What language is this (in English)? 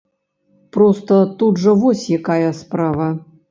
Belarusian